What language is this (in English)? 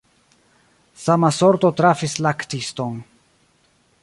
Esperanto